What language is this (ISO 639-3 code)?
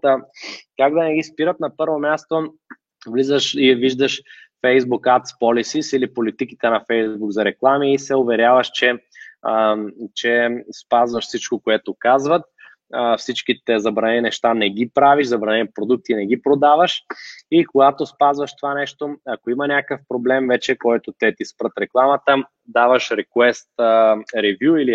bul